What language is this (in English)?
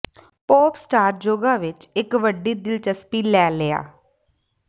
Punjabi